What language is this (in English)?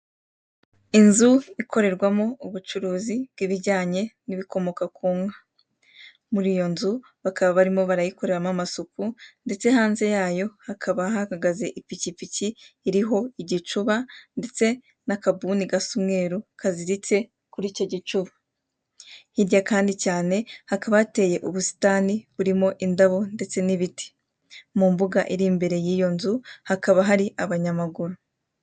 Kinyarwanda